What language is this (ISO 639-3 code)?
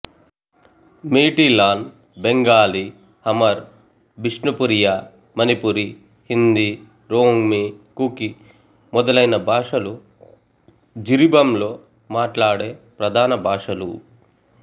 tel